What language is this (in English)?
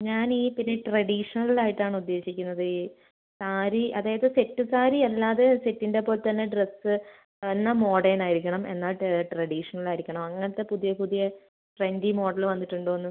Malayalam